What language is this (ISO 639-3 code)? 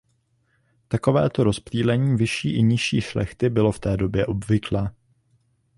ces